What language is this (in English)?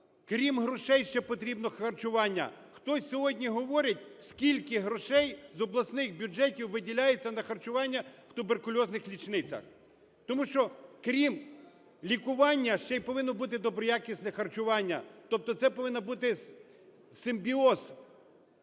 Ukrainian